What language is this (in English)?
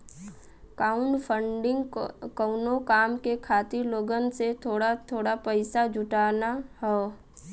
Bhojpuri